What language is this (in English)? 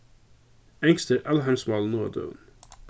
Faroese